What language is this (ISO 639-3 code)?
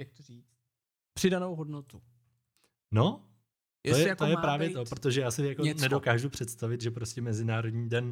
ces